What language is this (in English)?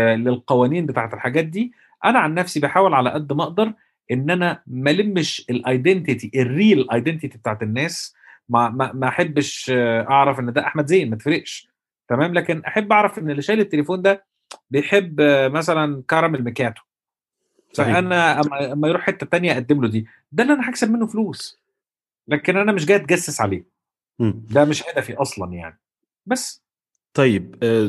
Arabic